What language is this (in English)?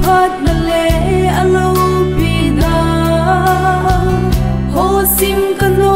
Vietnamese